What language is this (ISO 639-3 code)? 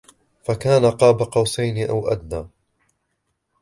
ara